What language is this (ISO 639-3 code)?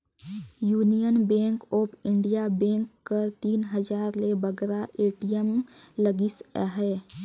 hne